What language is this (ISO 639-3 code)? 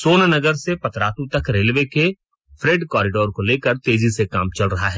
hin